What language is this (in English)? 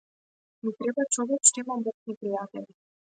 Macedonian